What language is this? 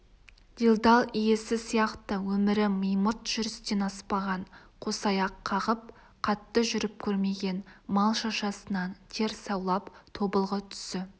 Kazakh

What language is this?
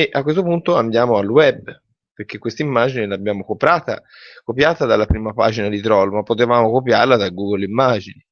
Italian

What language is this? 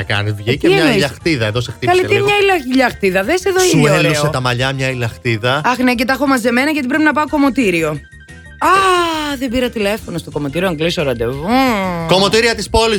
Greek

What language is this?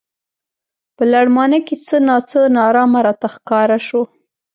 Pashto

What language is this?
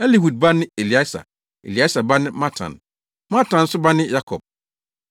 Akan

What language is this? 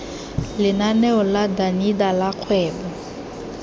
Tswana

